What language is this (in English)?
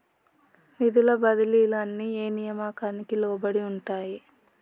Telugu